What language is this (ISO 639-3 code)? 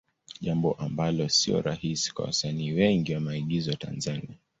swa